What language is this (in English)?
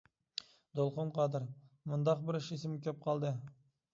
Uyghur